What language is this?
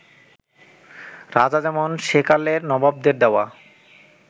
Bangla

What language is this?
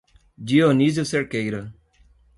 Portuguese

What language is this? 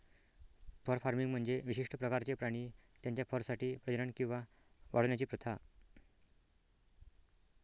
Marathi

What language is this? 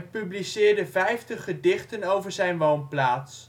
Dutch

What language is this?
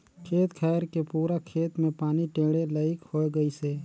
Chhattisgarhi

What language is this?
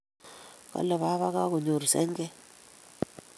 Kalenjin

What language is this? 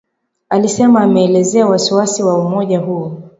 Swahili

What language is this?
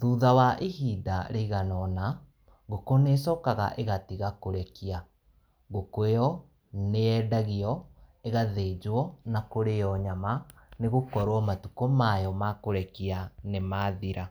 Kikuyu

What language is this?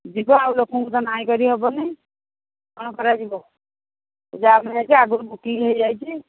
Odia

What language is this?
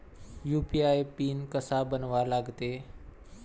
Marathi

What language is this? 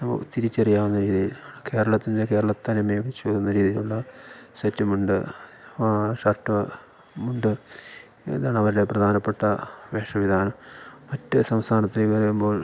Malayalam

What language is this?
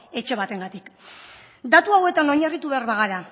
Basque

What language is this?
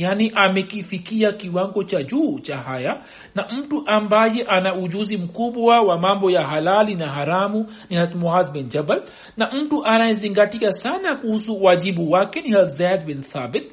Swahili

